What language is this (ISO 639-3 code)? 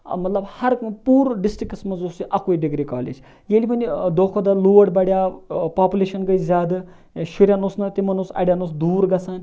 kas